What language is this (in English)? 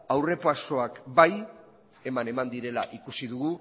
Basque